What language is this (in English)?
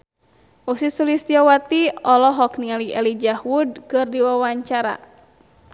Sundanese